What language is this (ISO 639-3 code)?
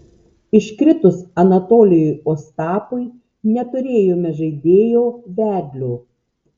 lit